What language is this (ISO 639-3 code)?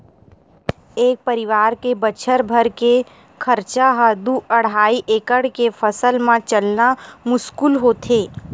hne